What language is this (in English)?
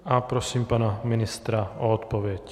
Czech